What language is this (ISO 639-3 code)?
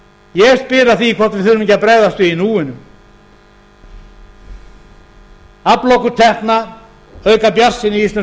isl